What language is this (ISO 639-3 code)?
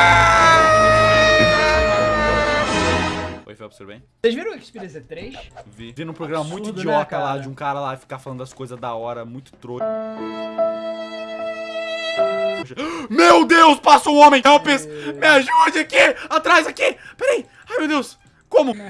por